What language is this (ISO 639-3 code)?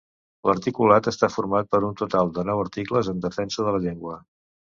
cat